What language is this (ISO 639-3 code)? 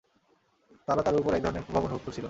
ben